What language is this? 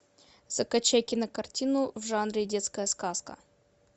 Russian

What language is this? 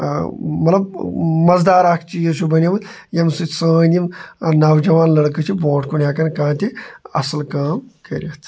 Kashmiri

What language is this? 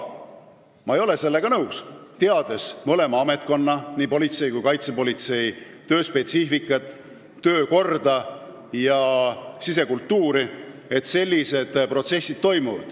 Estonian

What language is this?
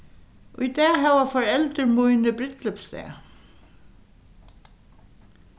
Faroese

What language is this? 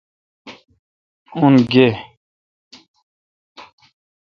Kalkoti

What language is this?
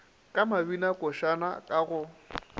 Northern Sotho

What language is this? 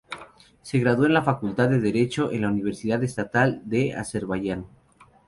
Spanish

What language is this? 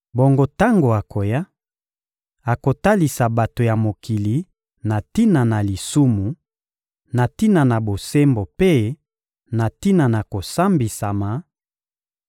Lingala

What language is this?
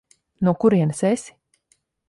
Latvian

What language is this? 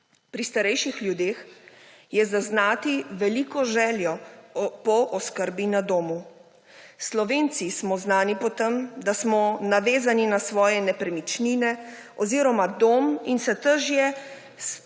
Slovenian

